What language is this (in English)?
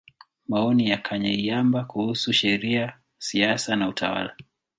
Swahili